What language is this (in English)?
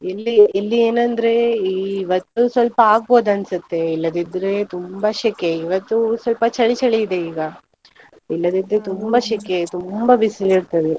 Kannada